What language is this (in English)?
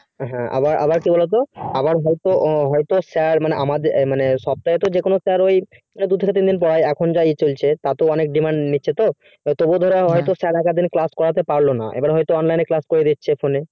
Bangla